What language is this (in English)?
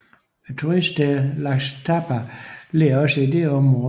Danish